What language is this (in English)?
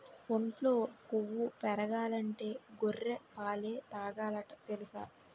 Telugu